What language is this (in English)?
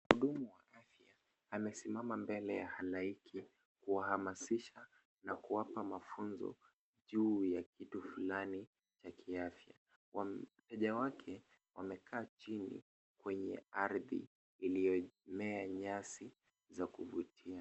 Swahili